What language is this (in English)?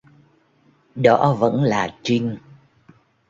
Vietnamese